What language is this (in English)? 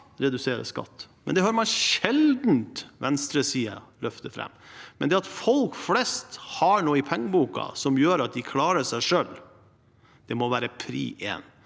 Norwegian